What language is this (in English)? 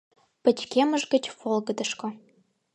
Mari